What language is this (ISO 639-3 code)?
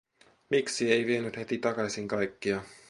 fin